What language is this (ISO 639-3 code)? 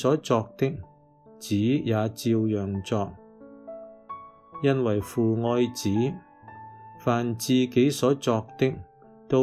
zho